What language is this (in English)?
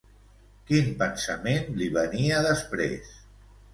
Catalan